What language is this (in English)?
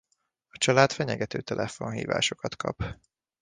Hungarian